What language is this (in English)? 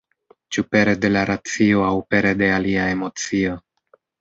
Esperanto